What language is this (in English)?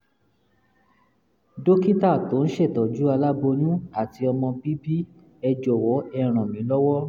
Yoruba